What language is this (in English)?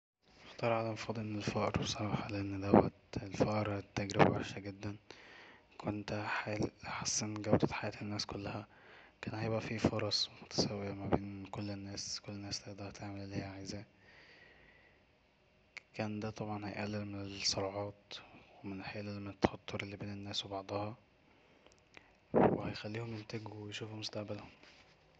Egyptian Arabic